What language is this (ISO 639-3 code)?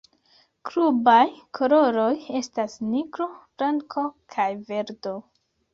epo